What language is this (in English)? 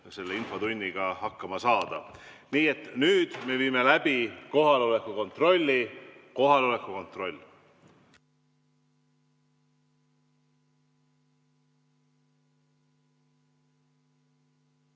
Estonian